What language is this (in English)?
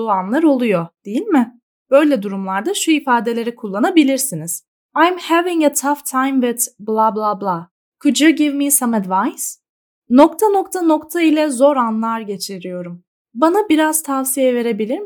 Turkish